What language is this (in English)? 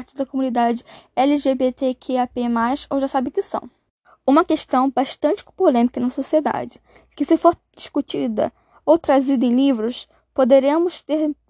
Portuguese